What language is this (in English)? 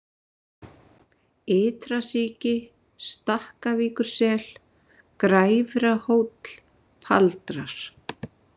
Icelandic